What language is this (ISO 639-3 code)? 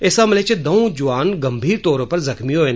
doi